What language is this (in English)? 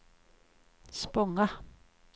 Swedish